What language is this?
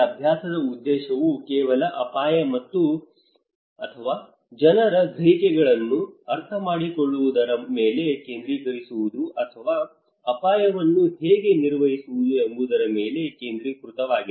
Kannada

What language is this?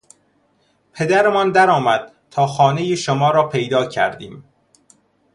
Persian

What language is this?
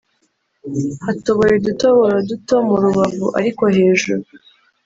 Kinyarwanda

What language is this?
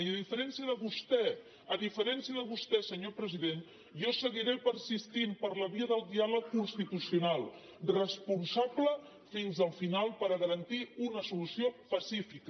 Catalan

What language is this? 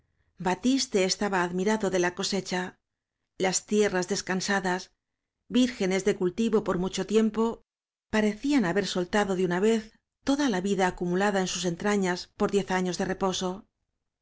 Spanish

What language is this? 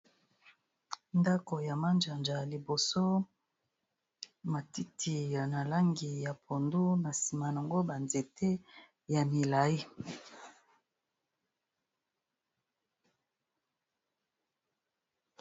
Lingala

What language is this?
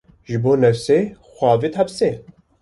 Kurdish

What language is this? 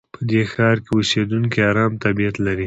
Pashto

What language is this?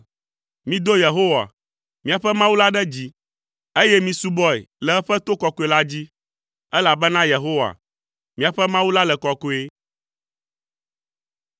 Ewe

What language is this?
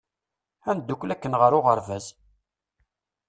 Kabyle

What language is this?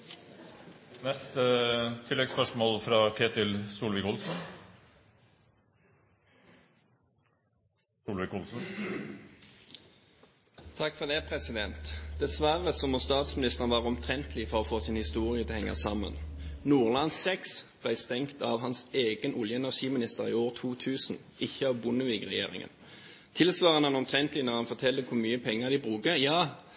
Norwegian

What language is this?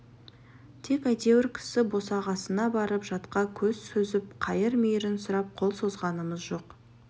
Kazakh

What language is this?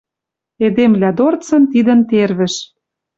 Western Mari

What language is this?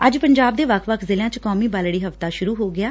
Punjabi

